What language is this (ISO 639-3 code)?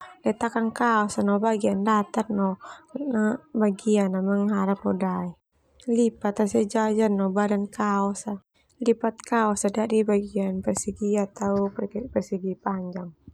twu